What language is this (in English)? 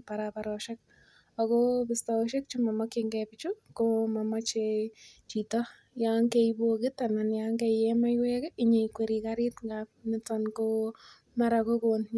Kalenjin